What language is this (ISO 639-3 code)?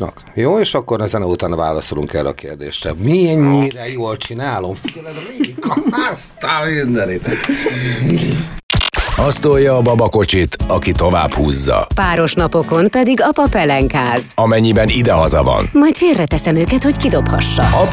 hun